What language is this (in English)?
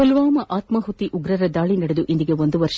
Kannada